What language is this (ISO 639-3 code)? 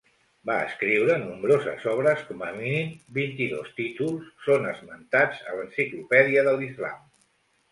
cat